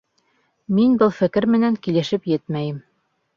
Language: Bashkir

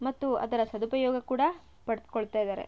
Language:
Kannada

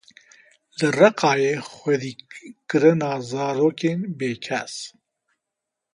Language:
Kurdish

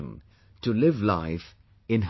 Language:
English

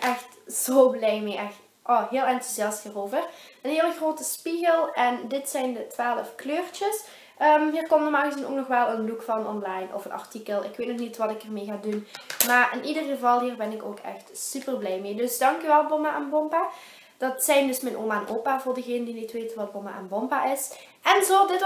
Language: Dutch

